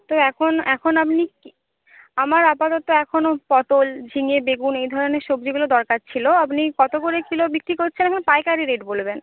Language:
Bangla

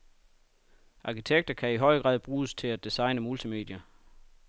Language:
Danish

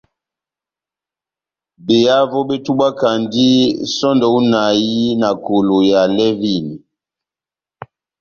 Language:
Batanga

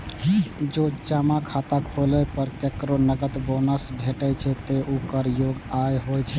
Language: Maithili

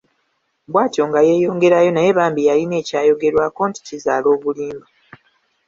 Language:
Ganda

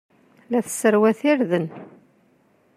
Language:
Kabyle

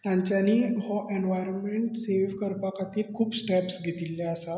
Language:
Konkani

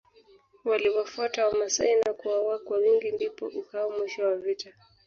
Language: Swahili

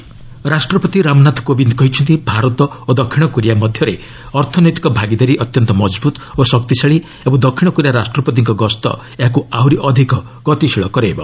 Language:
Odia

